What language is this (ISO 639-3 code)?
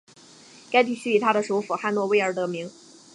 zho